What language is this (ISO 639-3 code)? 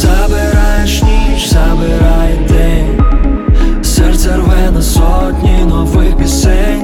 ukr